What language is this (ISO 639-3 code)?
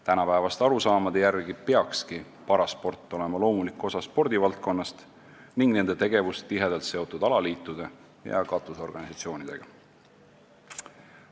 est